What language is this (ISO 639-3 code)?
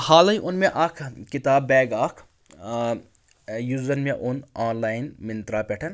kas